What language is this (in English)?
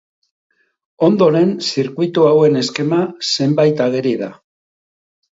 Basque